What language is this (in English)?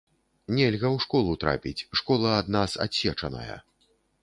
Belarusian